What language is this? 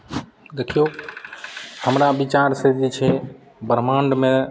Maithili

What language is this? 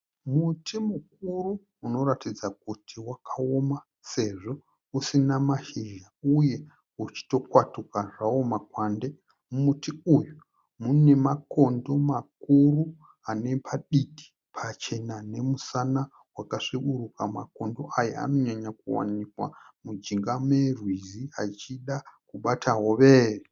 Shona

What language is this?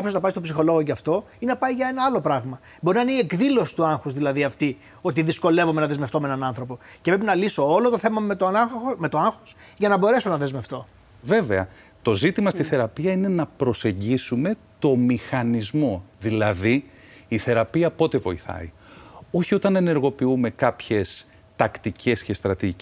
Greek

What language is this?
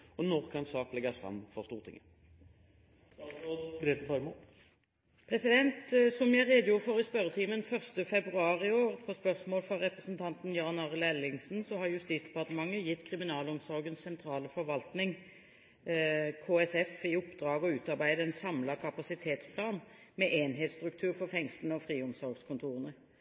Norwegian Bokmål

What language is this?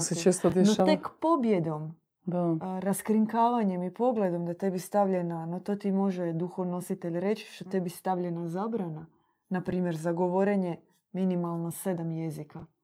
Croatian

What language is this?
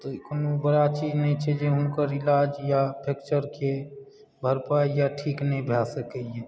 Maithili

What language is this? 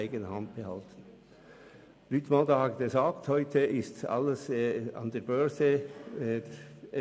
Swiss German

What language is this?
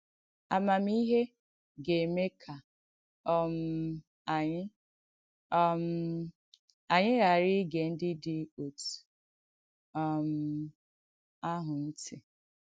Igbo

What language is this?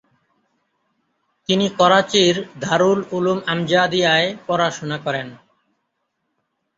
Bangla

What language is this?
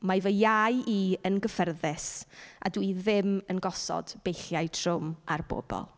Welsh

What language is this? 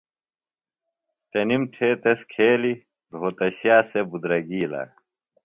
Phalura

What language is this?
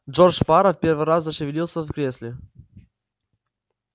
Russian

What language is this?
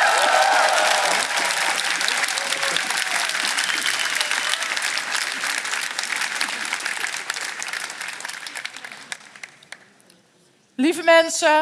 Dutch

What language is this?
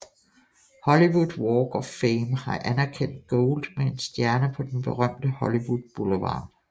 Danish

